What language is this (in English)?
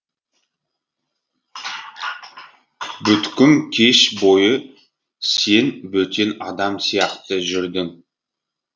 Kazakh